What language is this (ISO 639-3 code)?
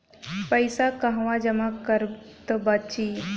bho